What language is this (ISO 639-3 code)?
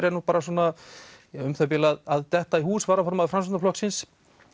isl